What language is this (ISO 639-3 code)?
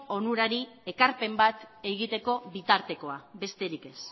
eus